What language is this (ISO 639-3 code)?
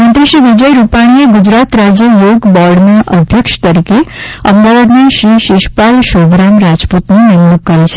guj